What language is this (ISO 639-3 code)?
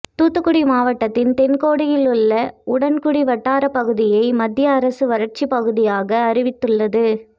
tam